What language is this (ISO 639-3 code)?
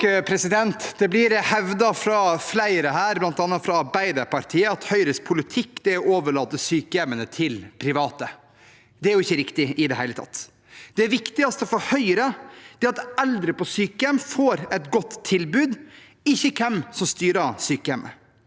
nor